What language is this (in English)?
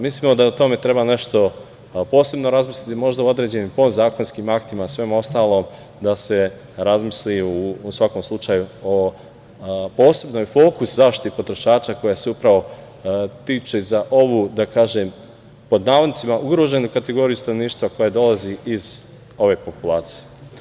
Serbian